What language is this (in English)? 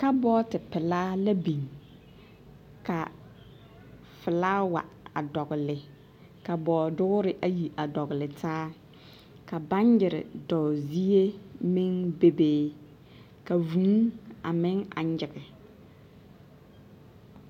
Southern Dagaare